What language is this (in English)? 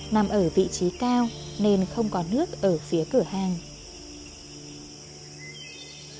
Vietnamese